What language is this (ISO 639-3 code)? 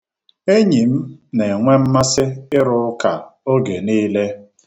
ibo